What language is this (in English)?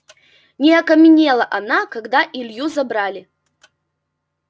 Russian